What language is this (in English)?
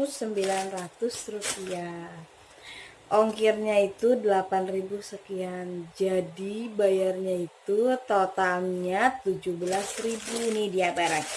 Indonesian